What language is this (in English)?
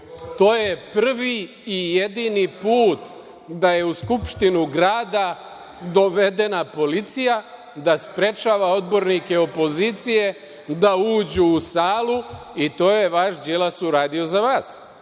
Serbian